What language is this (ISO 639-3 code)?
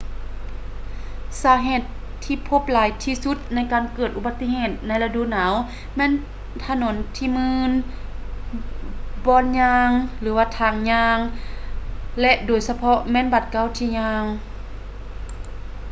lao